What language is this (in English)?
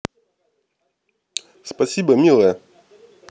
Russian